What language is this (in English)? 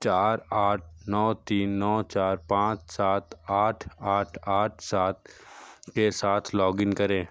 Hindi